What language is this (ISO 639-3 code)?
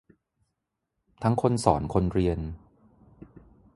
tha